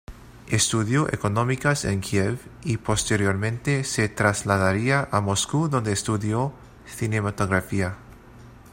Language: Spanish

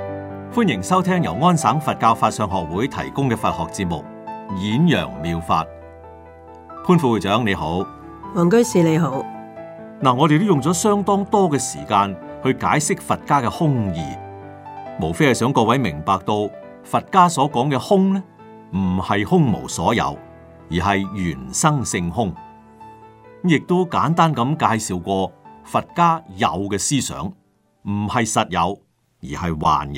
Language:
Chinese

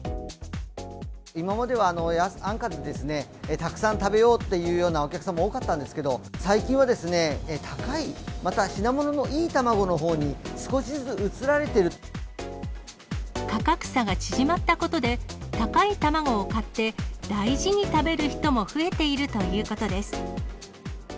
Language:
Japanese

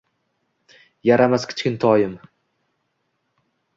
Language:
Uzbek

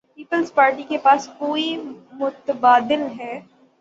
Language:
Urdu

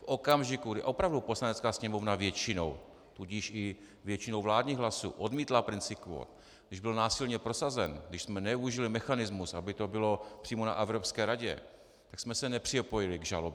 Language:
Czech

